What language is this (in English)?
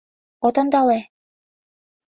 Mari